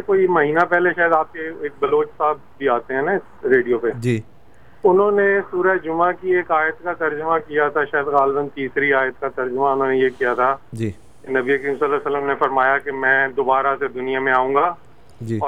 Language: Urdu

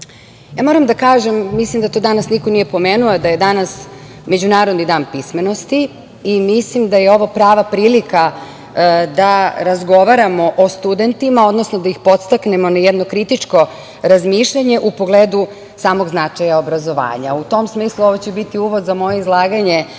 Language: Serbian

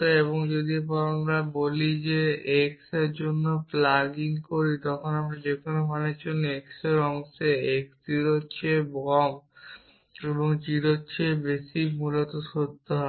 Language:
Bangla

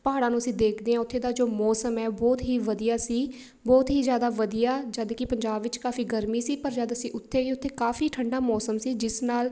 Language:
Punjabi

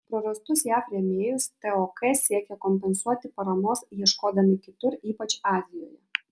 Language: Lithuanian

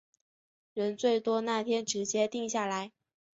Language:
Chinese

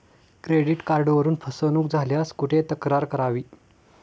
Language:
Marathi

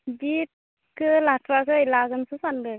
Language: Bodo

